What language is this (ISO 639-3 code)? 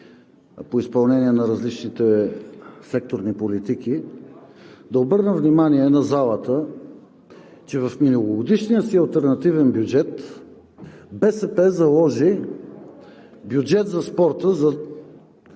bul